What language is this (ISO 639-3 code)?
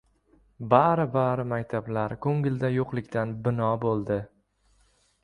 uzb